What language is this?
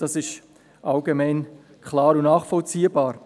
Swiss German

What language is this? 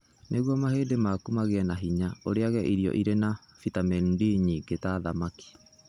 Kikuyu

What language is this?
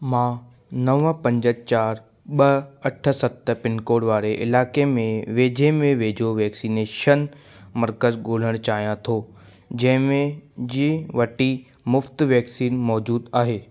Sindhi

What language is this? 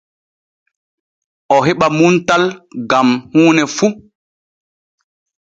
Borgu Fulfulde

